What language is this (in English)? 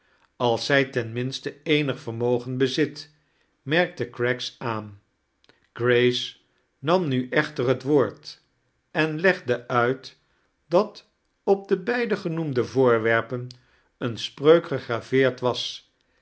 Dutch